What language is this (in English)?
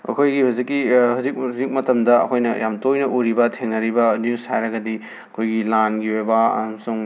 Manipuri